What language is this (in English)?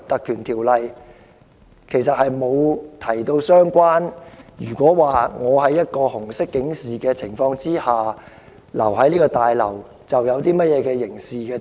Cantonese